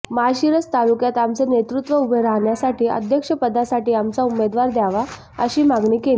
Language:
Marathi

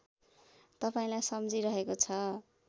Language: Nepali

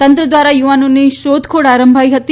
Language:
Gujarati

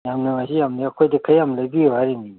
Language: Manipuri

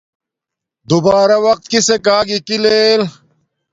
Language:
Domaaki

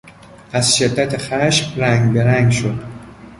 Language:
Persian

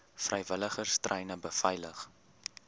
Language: Afrikaans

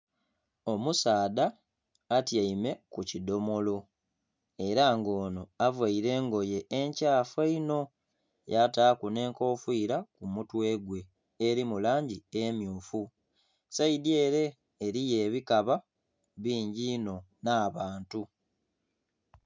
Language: Soga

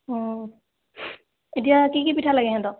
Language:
Assamese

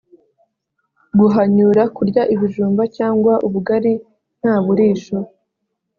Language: Kinyarwanda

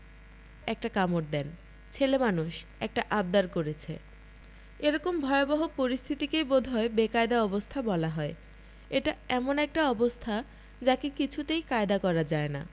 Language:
Bangla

